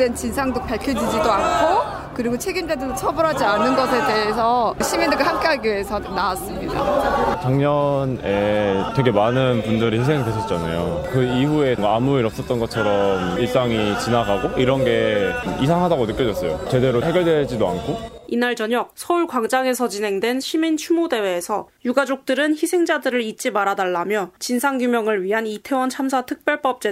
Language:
Korean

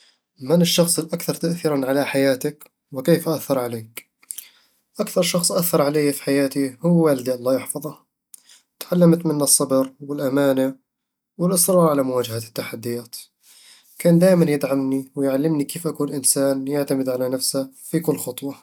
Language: Eastern Egyptian Bedawi Arabic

